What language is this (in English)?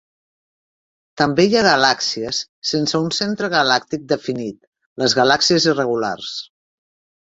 Catalan